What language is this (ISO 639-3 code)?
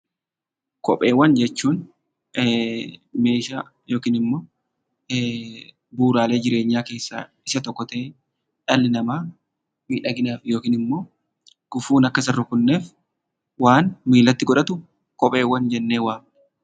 orm